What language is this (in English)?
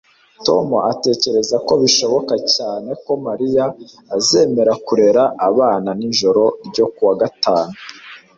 Kinyarwanda